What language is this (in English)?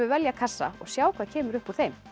Icelandic